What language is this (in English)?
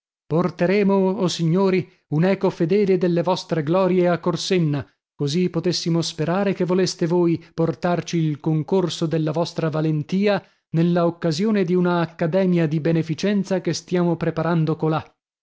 Italian